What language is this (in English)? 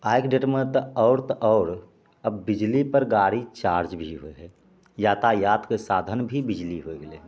Maithili